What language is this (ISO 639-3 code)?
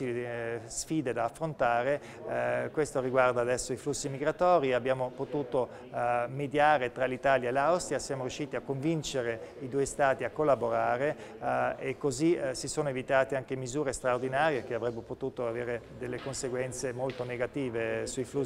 ita